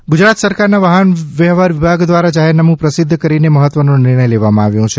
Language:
Gujarati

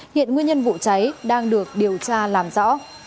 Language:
Vietnamese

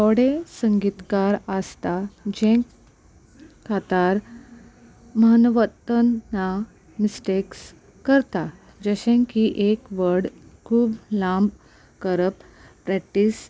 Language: Konkani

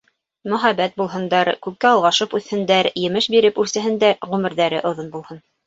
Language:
Bashkir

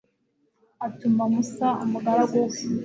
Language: Kinyarwanda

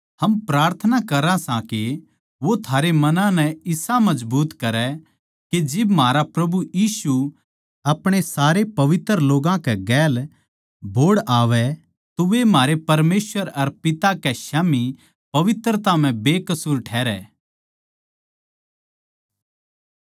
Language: Haryanvi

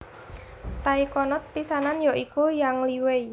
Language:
Javanese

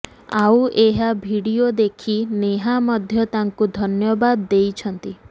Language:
Odia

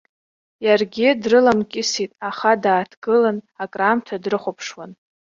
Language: Abkhazian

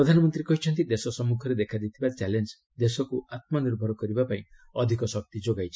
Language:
Odia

